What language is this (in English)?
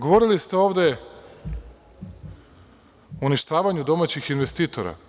Serbian